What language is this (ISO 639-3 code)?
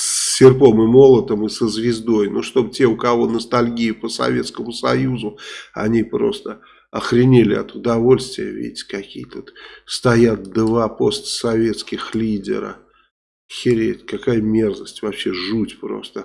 rus